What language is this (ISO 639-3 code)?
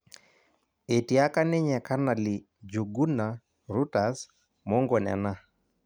mas